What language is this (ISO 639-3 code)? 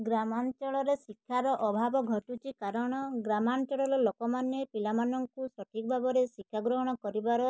ori